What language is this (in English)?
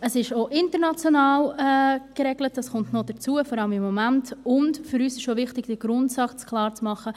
Swiss German